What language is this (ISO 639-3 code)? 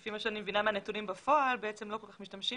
heb